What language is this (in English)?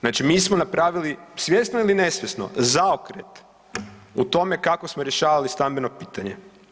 Croatian